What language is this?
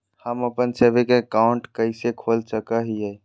Magahi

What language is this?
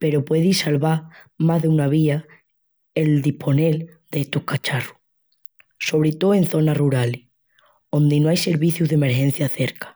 Extremaduran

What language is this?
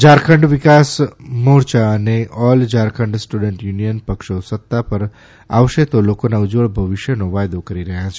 Gujarati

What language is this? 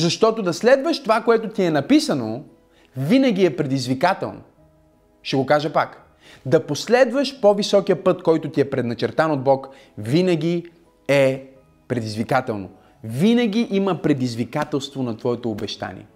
Bulgarian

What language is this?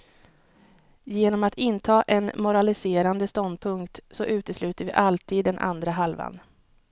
Swedish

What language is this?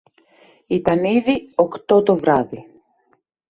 Greek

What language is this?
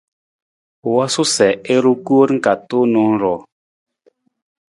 Nawdm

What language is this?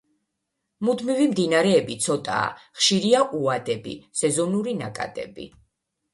Georgian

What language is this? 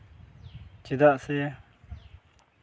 Santali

